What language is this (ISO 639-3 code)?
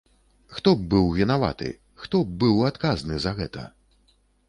bel